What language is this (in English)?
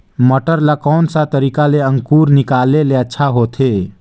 Chhattisgarhi